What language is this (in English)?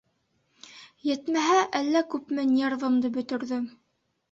Bashkir